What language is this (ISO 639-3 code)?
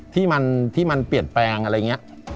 tha